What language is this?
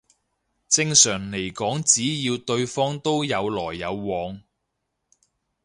Cantonese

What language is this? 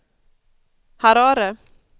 Swedish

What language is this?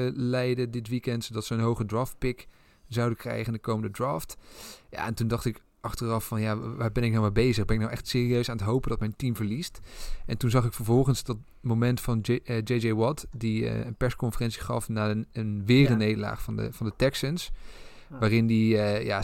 Dutch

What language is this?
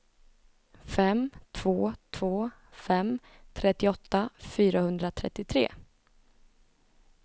Swedish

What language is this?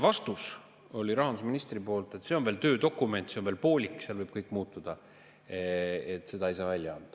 Estonian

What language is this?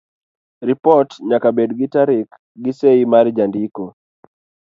Luo (Kenya and Tanzania)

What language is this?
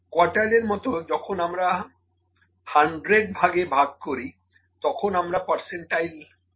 Bangla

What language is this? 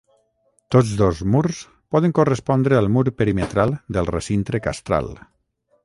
Catalan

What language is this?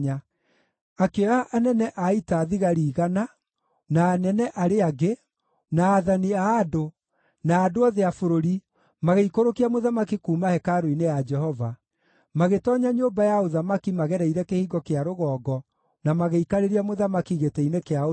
Kikuyu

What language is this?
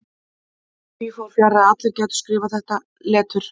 Icelandic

